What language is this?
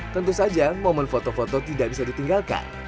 Indonesian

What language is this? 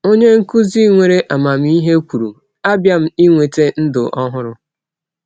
Igbo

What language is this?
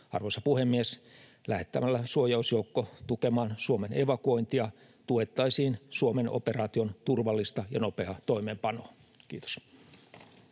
Finnish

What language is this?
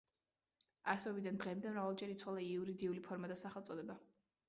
Georgian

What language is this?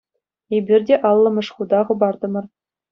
Chuvash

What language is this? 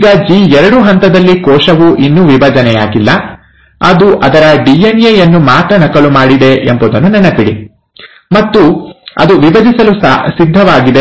Kannada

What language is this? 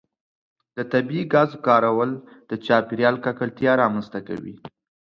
Pashto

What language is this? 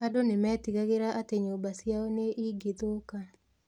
Kikuyu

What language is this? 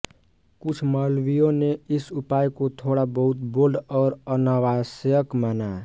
Hindi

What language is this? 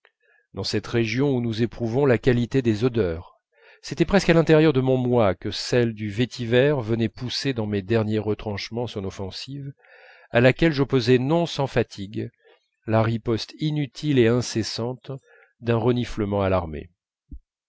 French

